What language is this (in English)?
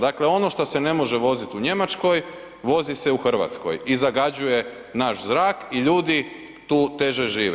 Croatian